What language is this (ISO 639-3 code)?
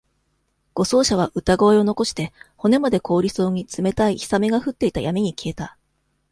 jpn